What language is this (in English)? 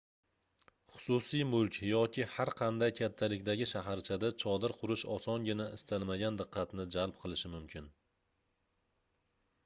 Uzbek